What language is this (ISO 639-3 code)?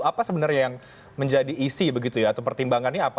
ind